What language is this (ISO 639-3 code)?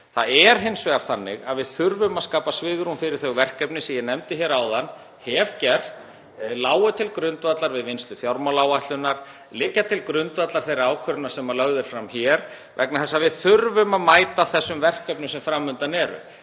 isl